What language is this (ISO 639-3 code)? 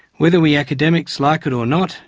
eng